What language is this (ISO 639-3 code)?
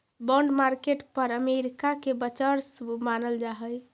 mag